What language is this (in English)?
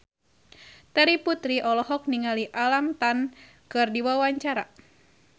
Sundanese